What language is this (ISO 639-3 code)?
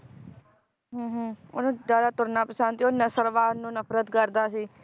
pan